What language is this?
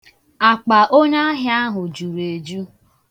Igbo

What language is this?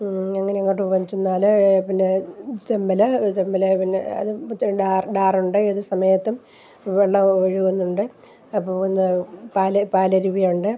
Malayalam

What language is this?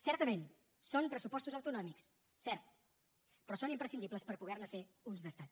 Catalan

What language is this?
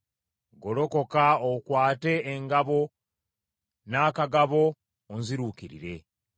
Ganda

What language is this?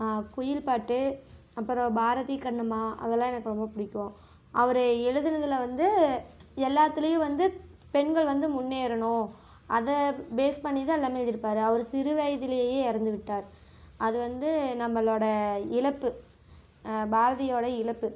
Tamil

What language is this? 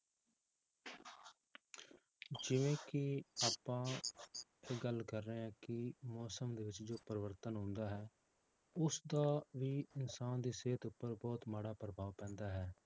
Punjabi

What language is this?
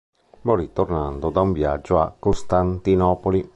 Italian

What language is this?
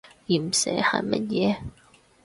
Cantonese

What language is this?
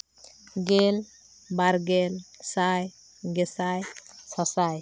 Santali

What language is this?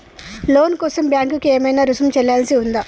Telugu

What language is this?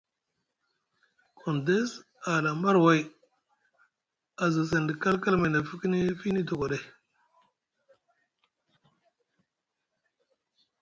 Musgu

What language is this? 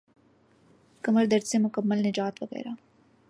Urdu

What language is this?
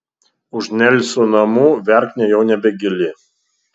Lithuanian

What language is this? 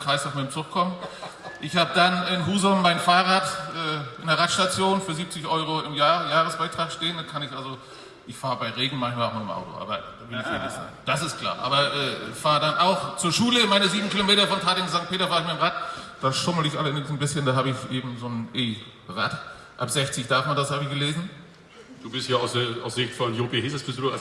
German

